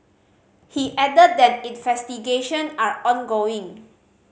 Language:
English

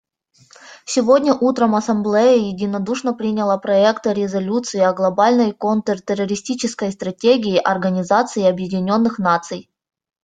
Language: Russian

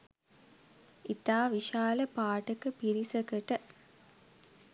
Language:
Sinhala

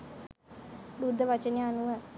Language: Sinhala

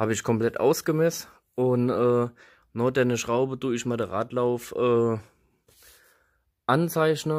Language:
German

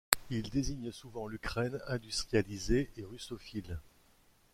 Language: French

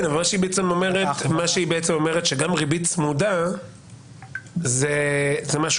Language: Hebrew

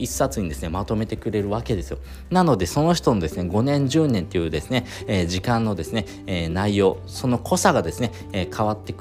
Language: Japanese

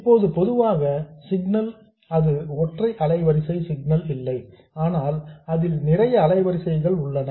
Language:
Tamil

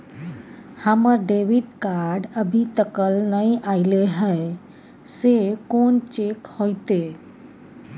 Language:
Maithili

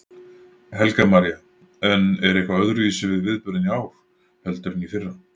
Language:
Icelandic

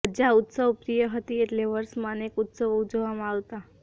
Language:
Gujarati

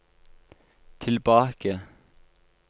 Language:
Norwegian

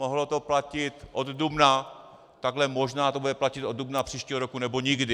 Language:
Czech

